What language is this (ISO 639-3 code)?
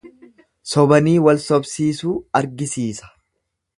orm